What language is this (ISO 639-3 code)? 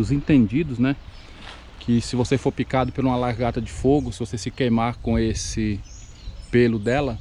por